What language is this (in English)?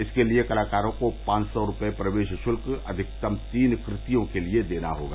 Hindi